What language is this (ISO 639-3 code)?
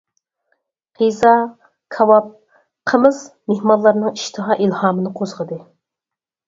uig